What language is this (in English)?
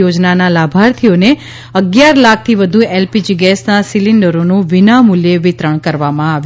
Gujarati